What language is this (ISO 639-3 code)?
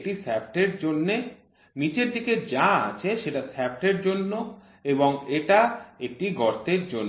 ben